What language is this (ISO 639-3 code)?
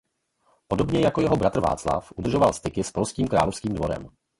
ces